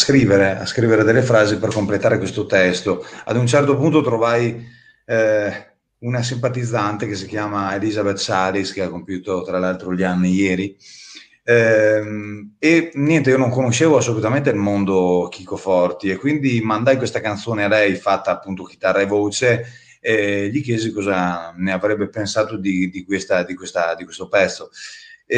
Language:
Italian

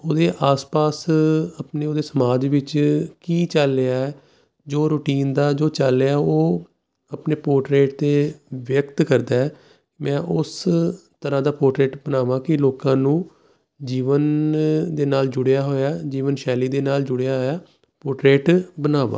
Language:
Punjabi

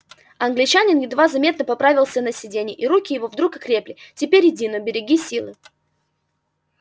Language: Russian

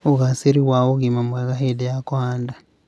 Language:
Kikuyu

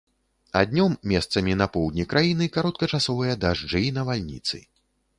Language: Belarusian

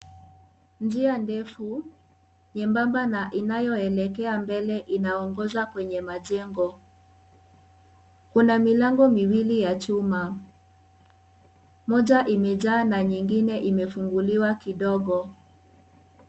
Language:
Swahili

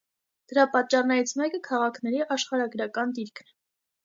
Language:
Armenian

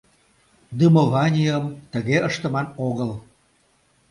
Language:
Mari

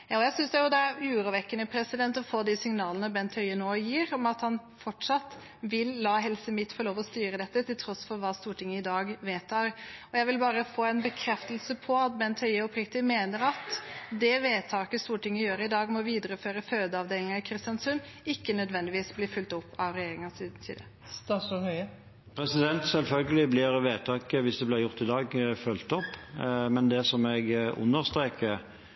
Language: Norwegian Bokmål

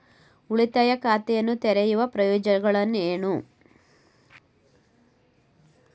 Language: Kannada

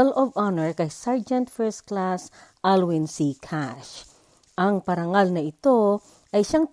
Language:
Filipino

